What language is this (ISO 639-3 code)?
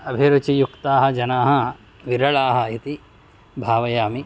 san